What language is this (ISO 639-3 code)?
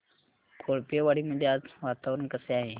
mar